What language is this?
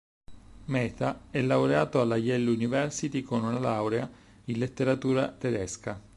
Italian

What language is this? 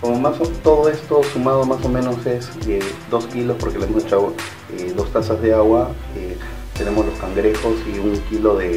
Spanish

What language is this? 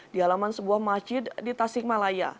Indonesian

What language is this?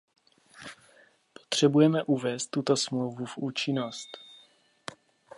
Czech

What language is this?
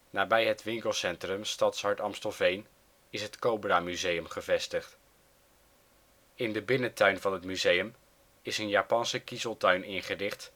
Dutch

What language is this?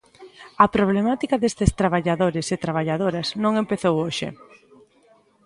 Galician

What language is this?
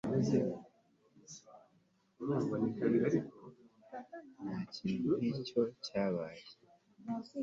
Kinyarwanda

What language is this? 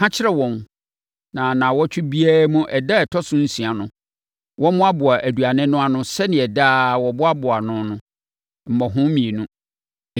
Akan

